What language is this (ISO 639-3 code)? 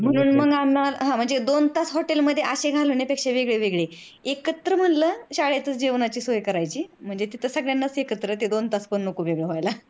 mar